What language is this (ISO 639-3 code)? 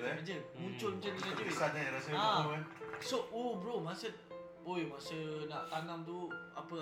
msa